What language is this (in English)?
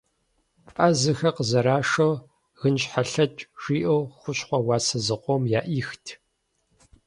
Kabardian